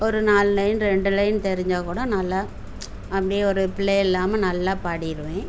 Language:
Tamil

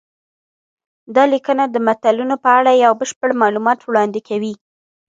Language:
Pashto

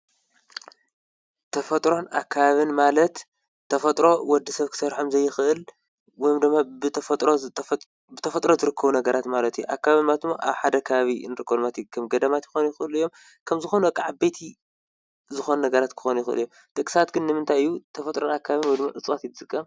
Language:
Tigrinya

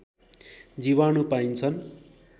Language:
Nepali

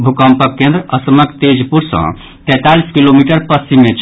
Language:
Maithili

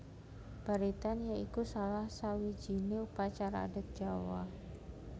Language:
Javanese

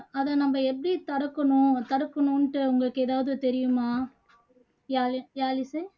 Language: Tamil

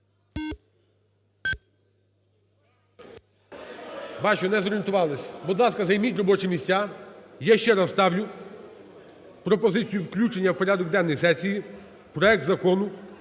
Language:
Ukrainian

